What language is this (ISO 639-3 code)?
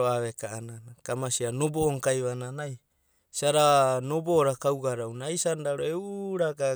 kbt